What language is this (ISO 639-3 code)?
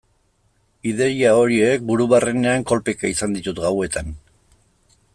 eus